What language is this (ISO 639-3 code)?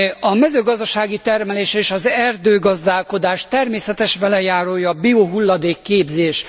hun